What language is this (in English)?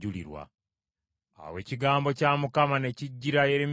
Ganda